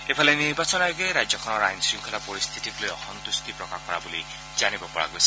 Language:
Assamese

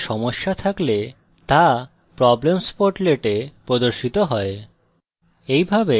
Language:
Bangla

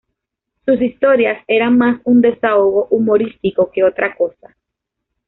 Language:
Spanish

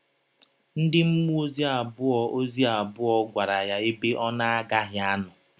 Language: Igbo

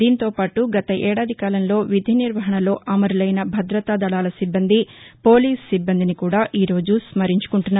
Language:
Telugu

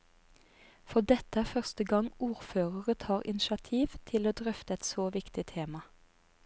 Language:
Norwegian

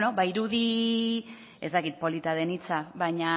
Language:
Basque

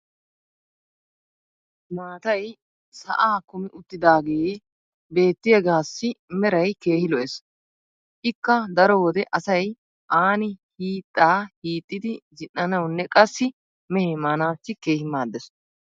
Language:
Wolaytta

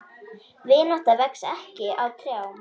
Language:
Icelandic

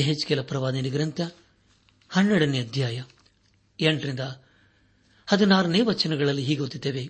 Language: Kannada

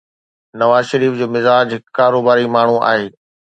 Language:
Sindhi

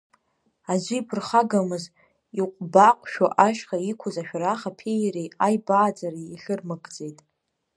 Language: Abkhazian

